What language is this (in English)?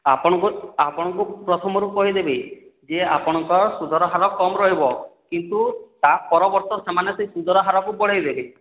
Odia